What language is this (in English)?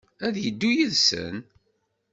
Kabyle